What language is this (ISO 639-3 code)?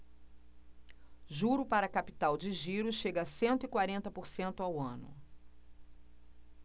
por